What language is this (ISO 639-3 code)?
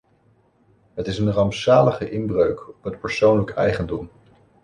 nld